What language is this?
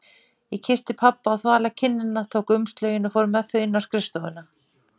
Icelandic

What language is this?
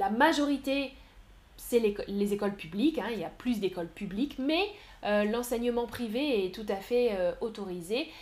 French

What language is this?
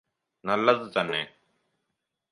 Malayalam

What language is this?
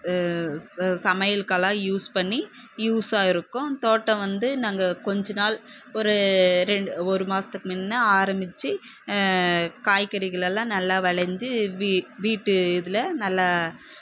Tamil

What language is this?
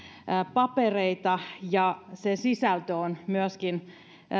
Finnish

